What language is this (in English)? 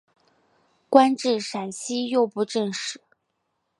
Chinese